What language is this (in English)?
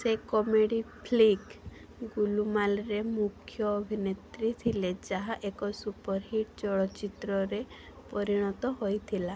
Odia